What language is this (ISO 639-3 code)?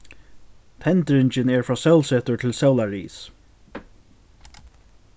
fao